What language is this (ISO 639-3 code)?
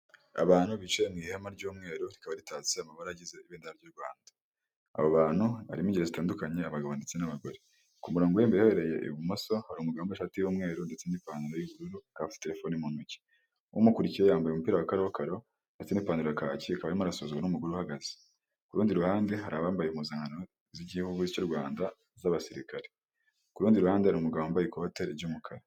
kin